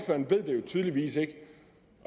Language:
Danish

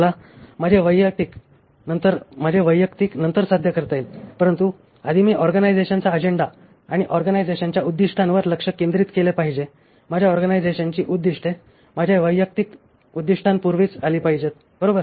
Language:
Marathi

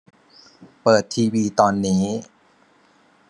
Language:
Thai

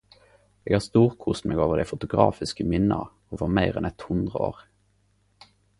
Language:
Norwegian Nynorsk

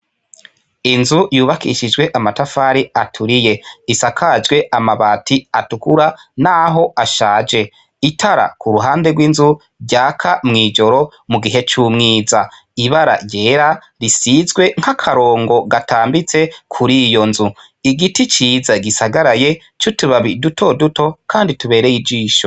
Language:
Rundi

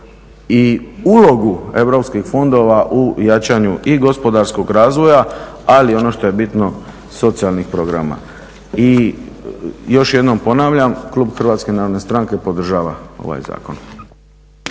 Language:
Croatian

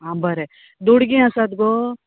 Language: Konkani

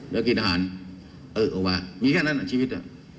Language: Thai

